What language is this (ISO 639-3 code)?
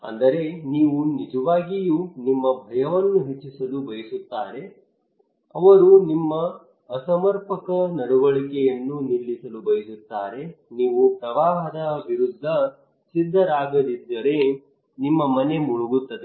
kan